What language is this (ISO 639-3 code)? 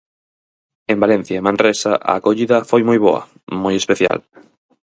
glg